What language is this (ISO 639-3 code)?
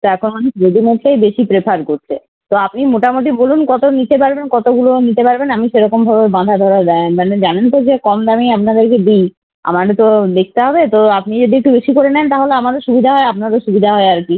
ben